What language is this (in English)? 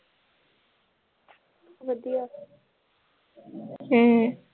Punjabi